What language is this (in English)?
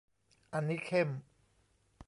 Thai